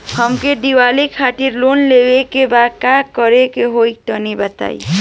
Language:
Bhojpuri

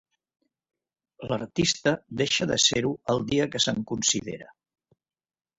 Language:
Catalan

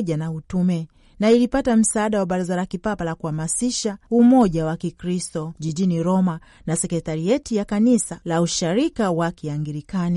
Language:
Swahili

